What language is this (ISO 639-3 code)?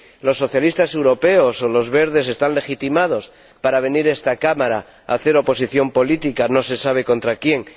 spa